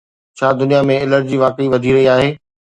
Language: Sindhi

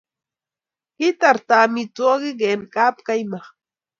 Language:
Kalenjin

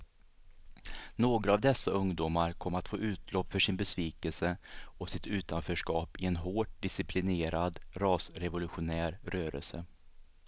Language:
Swedish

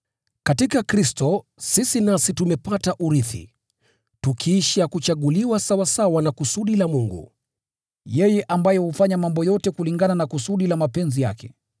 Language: Swahili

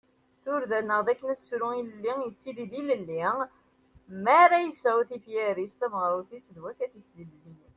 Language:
Kabyle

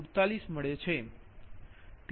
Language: Gujarati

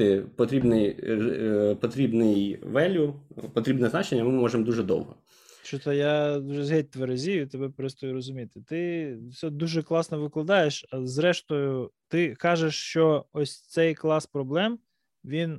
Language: Ukrainian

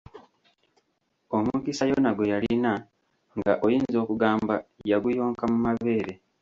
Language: Ganda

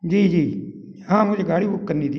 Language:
Hindi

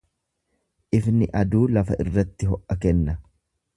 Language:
Oromo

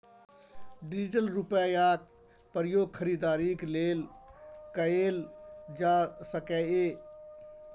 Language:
Maithili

